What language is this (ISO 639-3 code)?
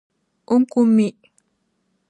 dag